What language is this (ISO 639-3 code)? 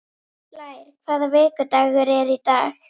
isl